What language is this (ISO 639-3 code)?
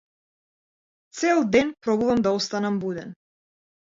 mkd